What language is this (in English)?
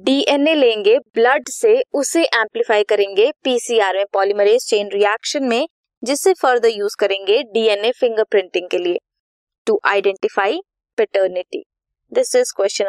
Hindi